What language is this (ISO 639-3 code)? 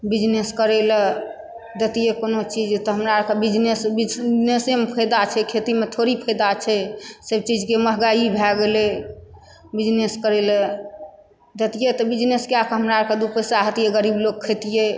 mai